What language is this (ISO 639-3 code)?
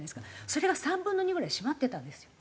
jpn